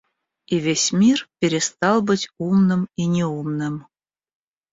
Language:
Russian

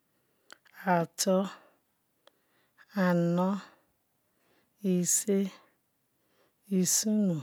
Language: Ikwere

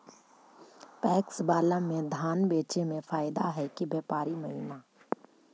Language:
Magahi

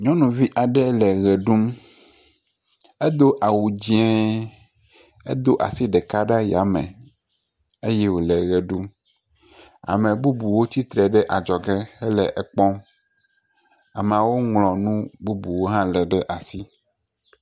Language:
Ewe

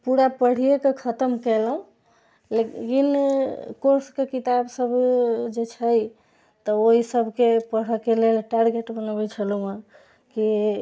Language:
Maithili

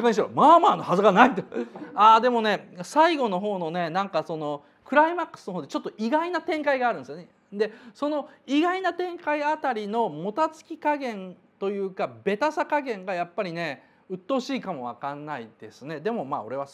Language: Japanese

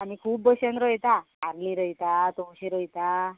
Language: Konkani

